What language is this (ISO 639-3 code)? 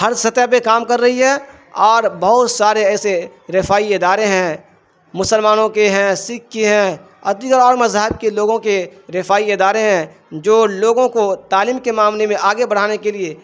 urd